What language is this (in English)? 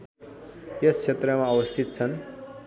Nepali